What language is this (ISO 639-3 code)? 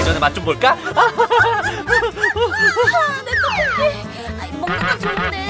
kor